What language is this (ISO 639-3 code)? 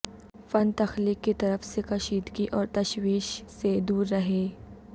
urd